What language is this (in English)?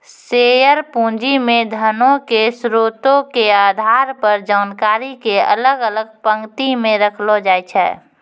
Maithili